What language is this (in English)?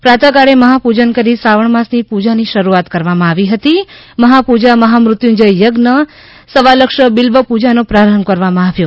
Gujarati